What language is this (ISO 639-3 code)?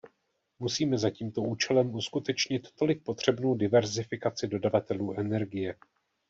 ces